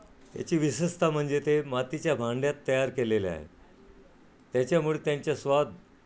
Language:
Marathi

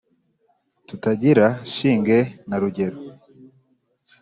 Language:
Kinyarwanda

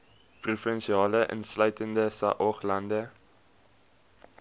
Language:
Afrikaans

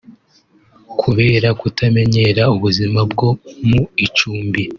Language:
Kinyarwanda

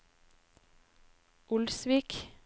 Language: Norwegian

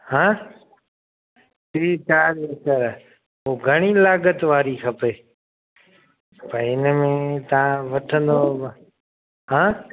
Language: Sindhi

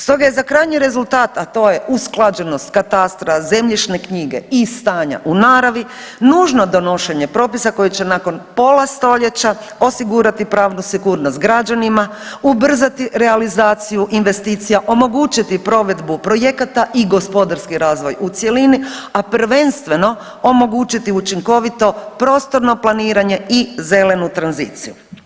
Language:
Croatian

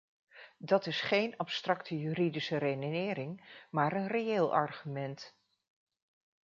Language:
Dutch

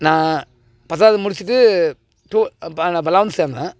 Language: Tamil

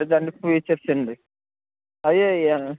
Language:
Telugu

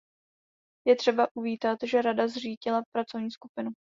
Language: Czech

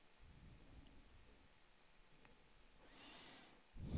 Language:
Swedish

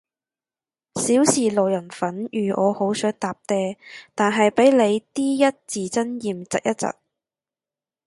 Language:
Cantonese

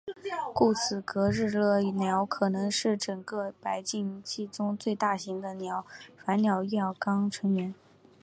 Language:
Chinese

